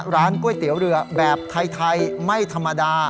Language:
Thai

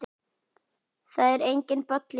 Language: Icelandic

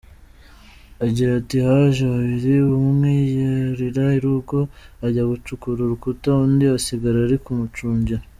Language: Kinyarwanda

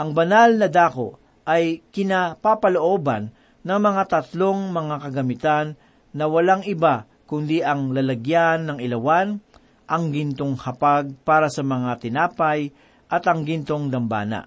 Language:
Filipino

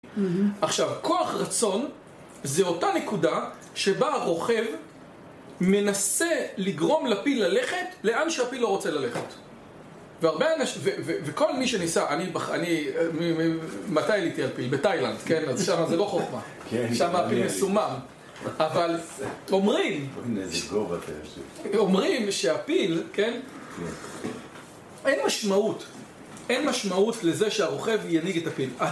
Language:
Hebrew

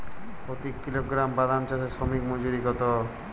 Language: Bangla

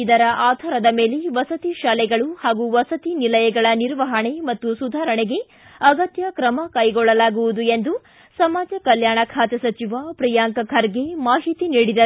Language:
Kannada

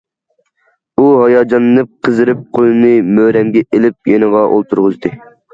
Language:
Uyghur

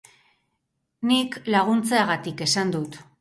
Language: Basque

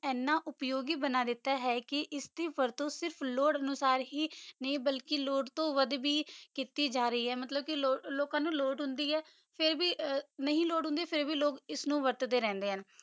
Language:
Punjabi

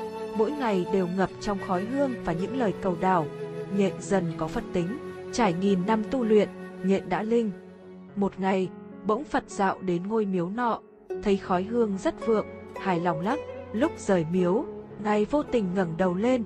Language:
Vietnamese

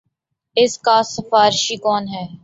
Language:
Urdu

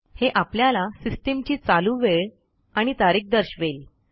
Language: Marathi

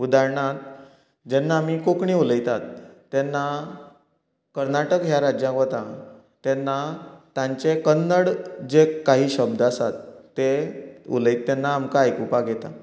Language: Konkani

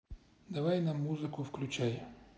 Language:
Russian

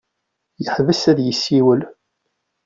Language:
Kabyle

